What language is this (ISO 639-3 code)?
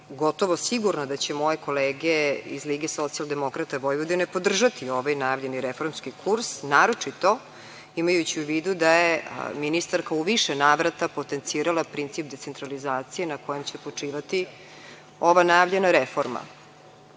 srp